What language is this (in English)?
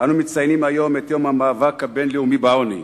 Hebrew